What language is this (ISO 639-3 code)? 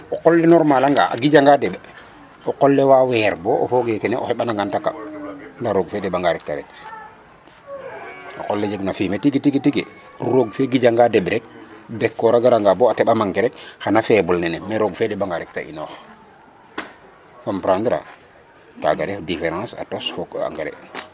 srr